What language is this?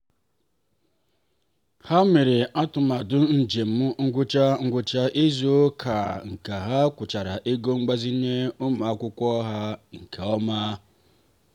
Igbo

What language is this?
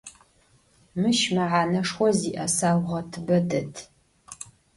Adyghe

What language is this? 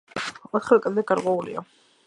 Georgian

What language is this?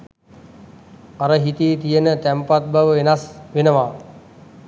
Sinhala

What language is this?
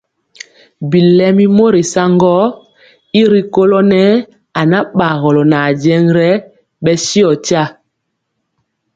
Mpiemo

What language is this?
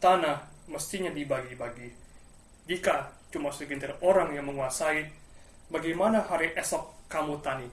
Indonesian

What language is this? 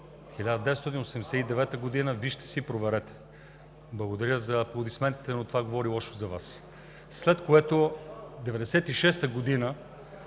Bulgarian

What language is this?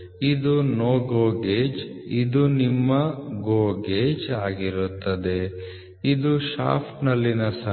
Kannada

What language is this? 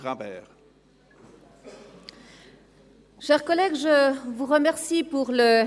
Swiss German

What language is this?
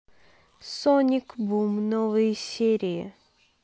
Russian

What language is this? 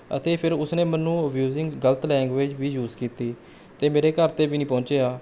Punjabi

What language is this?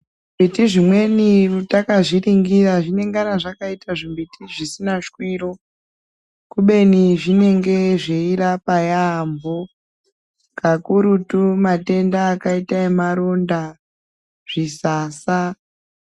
Ndau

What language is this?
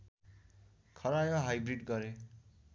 Nepali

